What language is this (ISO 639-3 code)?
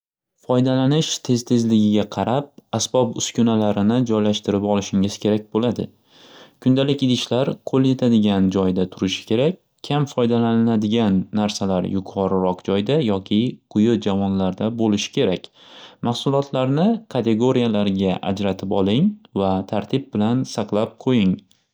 uzb